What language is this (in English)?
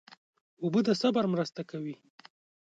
Pashto